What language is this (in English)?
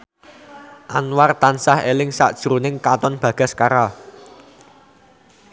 Javanese